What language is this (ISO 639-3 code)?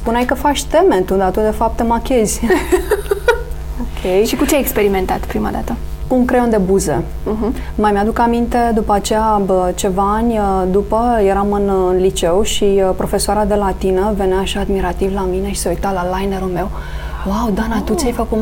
ron